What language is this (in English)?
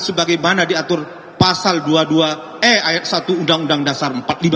Indonesian